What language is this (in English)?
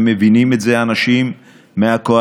Hebrew